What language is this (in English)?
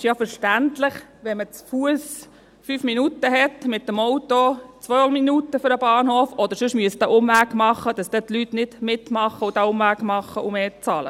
Swiss German